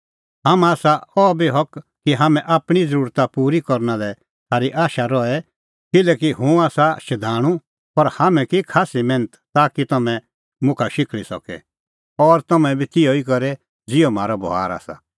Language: Kullu Pahari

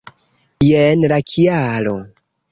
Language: Esperanto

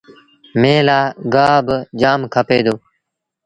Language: Sindhi Bhil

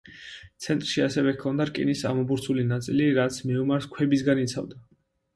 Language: Georgian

